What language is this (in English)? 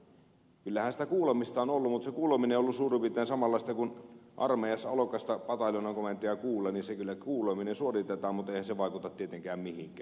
Finnish